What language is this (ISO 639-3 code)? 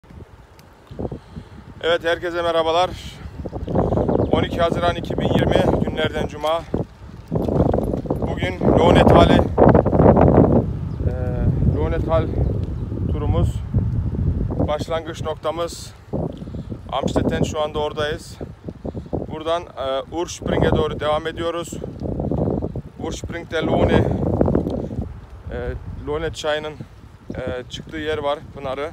tur